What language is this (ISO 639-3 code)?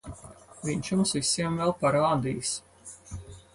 lav